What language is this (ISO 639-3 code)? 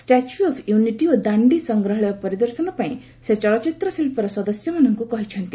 ori